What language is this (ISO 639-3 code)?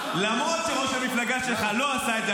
heb